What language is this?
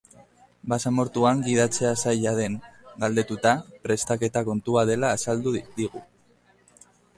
Basque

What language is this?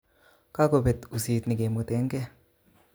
Kalenjin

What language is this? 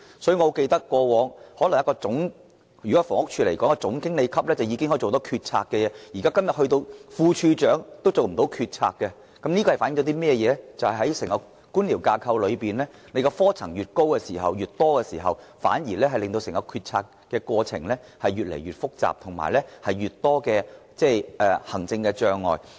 Cantonese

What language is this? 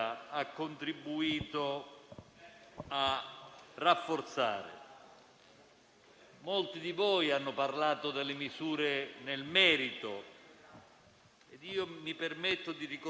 Italian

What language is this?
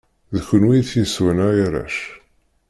Kabyle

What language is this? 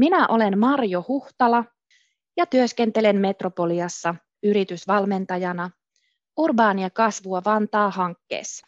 Finnish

